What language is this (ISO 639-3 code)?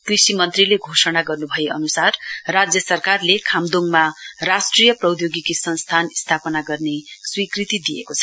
nep